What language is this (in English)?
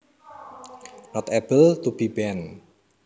Javanese